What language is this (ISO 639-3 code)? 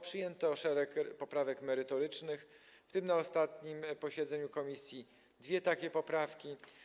pol